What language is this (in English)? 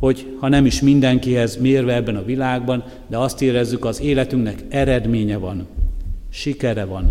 Hungarian